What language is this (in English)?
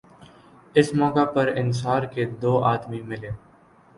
Urdu